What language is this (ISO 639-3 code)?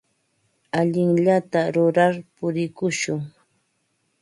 qva